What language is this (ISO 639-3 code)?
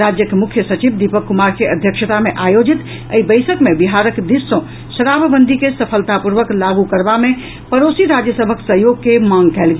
mai